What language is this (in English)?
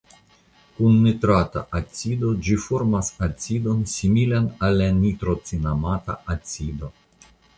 Esperanto